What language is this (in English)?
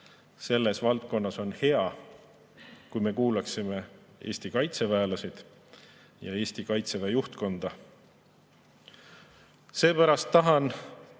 Estonian